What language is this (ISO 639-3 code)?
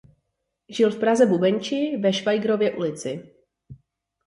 ces